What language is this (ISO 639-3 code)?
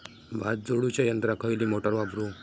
mar